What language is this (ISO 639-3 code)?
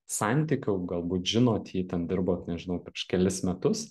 lit